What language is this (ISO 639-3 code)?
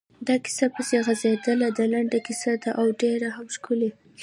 pus